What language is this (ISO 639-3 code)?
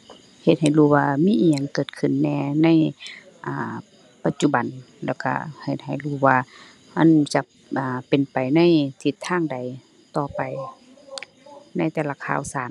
tha